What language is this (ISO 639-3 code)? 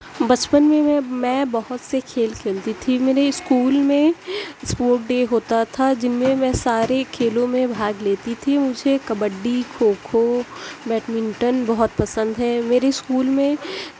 urd